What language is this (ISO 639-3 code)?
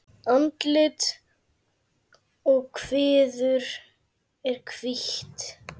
isl